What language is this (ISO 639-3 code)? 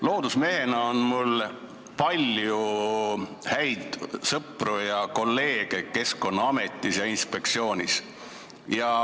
est